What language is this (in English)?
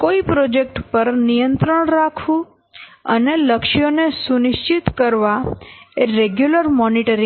Gujarati